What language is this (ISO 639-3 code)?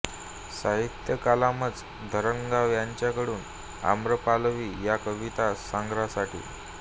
mar